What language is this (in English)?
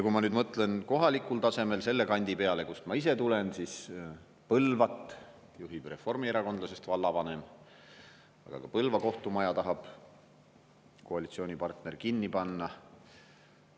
Estonian